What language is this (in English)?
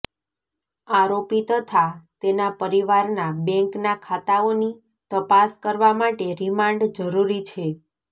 Gujarati